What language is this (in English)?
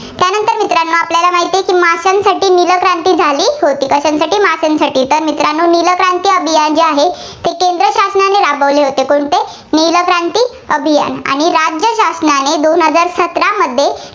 Marathi